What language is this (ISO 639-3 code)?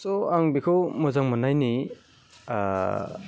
brx